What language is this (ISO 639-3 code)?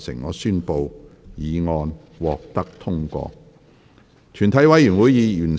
yue